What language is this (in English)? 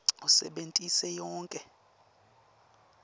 Swati